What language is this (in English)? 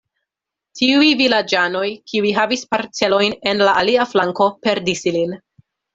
Esperanto